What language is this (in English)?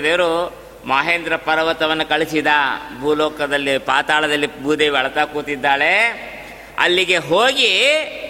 Kannada